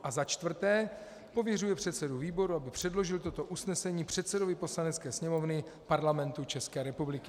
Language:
Czech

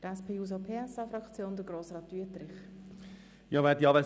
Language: Swiss German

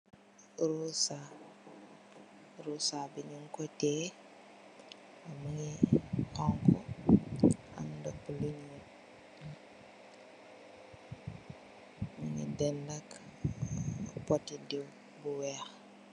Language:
Wolof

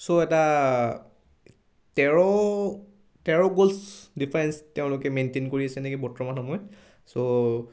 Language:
Assamese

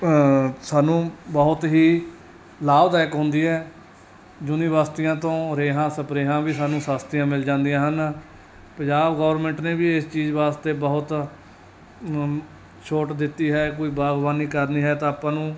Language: Punjabi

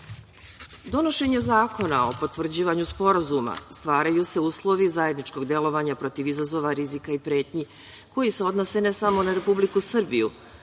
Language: Serbian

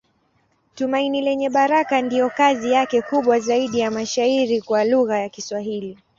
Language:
Swahili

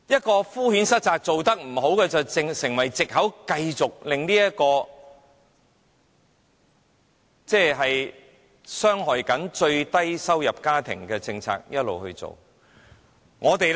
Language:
Cantonese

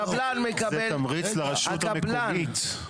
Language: Hebrew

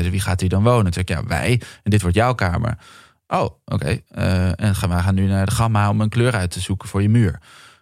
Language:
Dutch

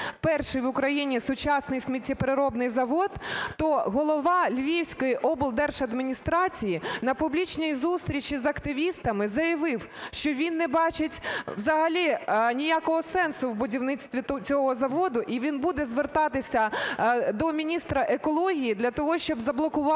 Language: Ukrainian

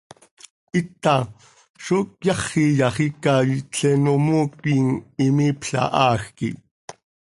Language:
Seri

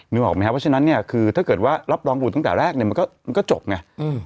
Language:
Thai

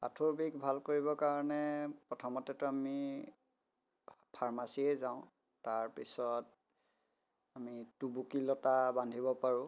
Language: Assamese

